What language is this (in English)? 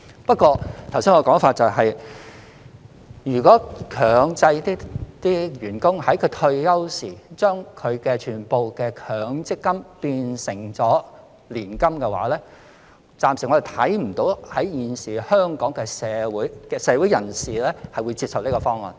Cantonese